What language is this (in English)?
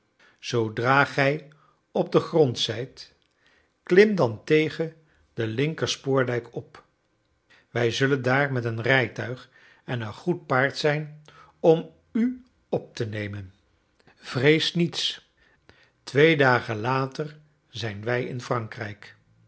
Dutch